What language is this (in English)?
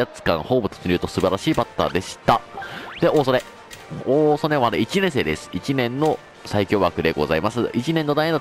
Japanese